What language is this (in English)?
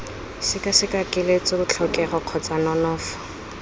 Tswana